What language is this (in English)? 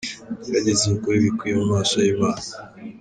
Kinyarwanda